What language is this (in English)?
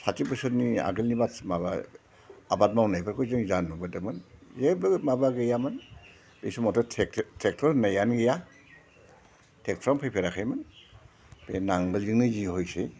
Bodo